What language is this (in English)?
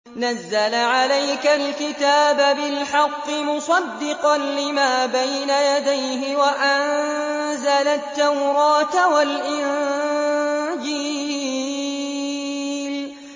Arabic